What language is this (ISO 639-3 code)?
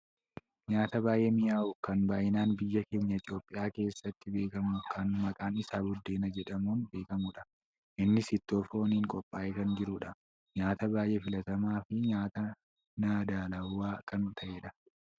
orm